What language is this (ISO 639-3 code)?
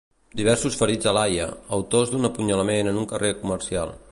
cat